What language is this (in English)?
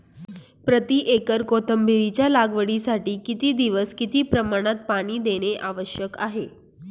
Marathi